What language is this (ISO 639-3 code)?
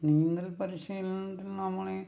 mal